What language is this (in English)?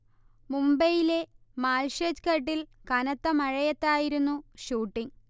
Malayalam